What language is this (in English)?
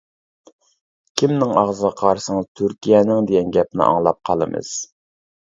Uyghur